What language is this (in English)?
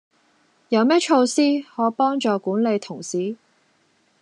Cantonese